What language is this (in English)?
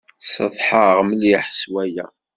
Kabyle